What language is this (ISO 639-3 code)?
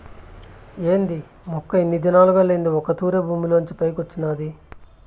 tel